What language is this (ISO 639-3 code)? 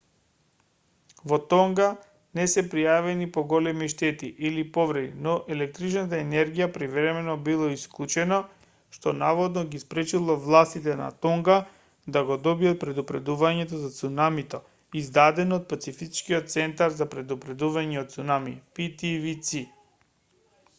mkd